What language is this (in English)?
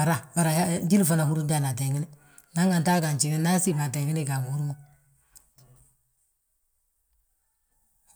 Balanta-Ganja